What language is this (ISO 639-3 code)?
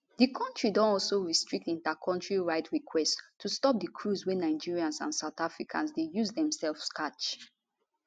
pcm